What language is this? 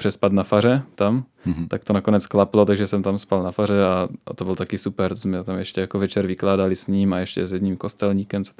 Czech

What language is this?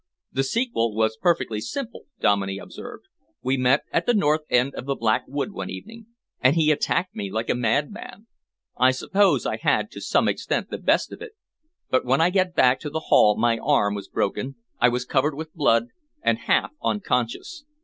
English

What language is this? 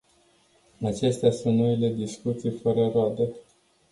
Romanian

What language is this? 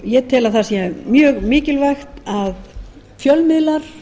Icelandic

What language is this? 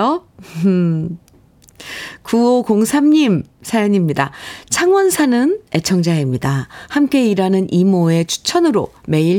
Korean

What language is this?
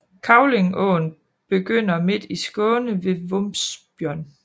Danish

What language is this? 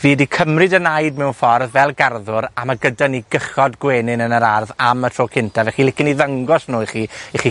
Welsh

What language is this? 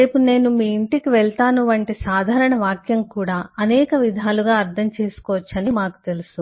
Telugu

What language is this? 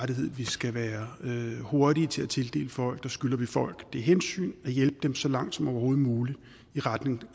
Danish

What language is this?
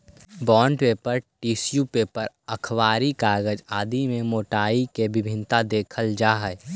Magahi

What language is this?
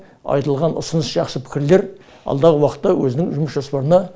Kazakh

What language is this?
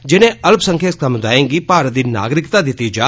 Dogri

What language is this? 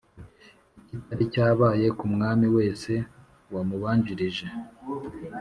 Kinyarwanda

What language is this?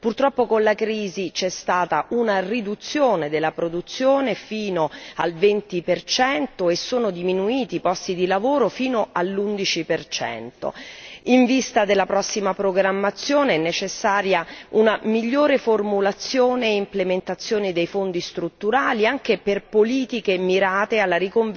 Italian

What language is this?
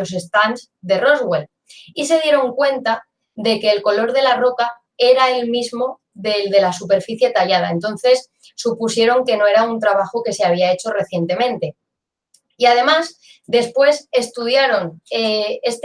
Spanish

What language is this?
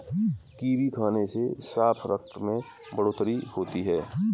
Hindi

